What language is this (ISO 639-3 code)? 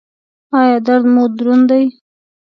pus